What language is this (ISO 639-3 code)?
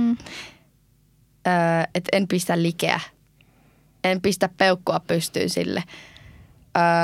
fin